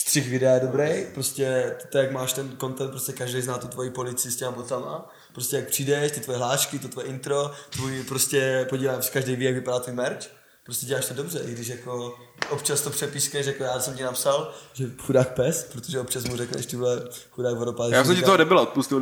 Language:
Czech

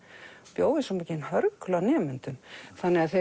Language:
Icelandic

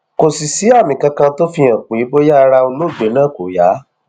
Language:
Yoruba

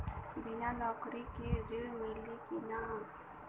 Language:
Bhojpuri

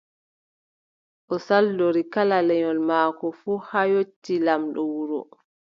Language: Adamawa Fulfulde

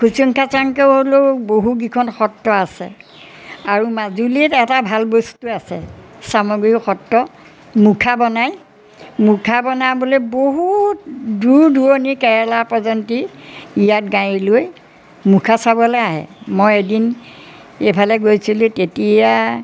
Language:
Assamese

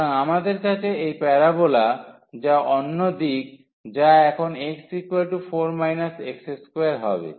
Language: Bangla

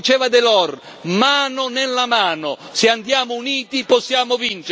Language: Italian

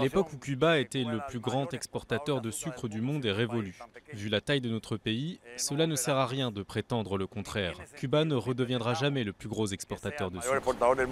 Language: French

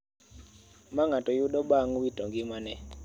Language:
Luo (Kenya and Tanzania)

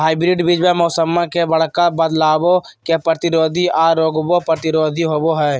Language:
Magahi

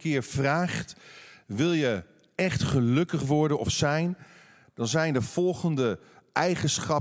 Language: Dutch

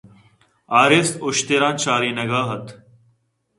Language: Eastern Balochi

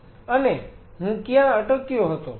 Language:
Gujarati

